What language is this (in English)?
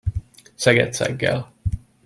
Hungarian